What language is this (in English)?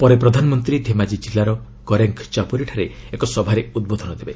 Odia